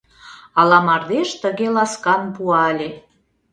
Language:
Mari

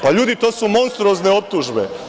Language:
Serbian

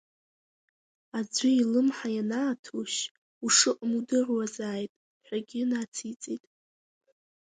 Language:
Abkhazian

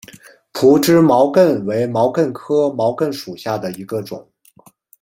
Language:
Chinese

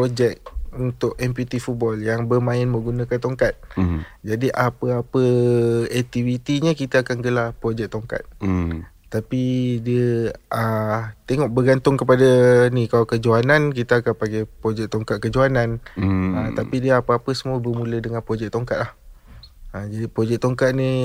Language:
Malay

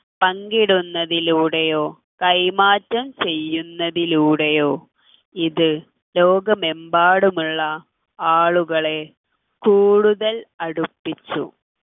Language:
Malayalam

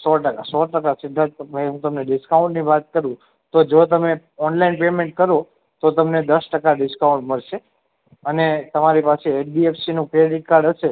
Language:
Gujarati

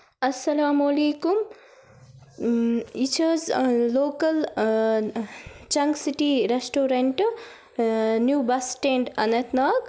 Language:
Kashmiri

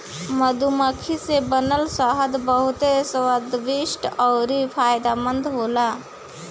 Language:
Bhojpuri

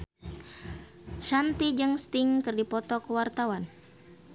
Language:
Sundanese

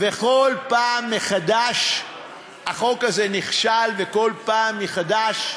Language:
Hebrew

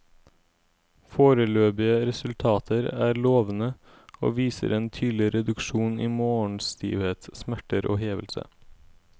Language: Norwegian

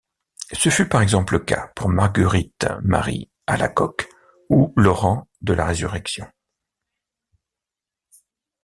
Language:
French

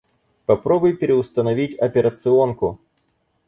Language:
Russian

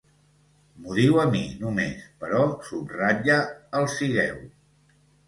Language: Catalan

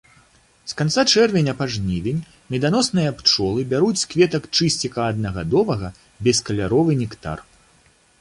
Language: Belarusian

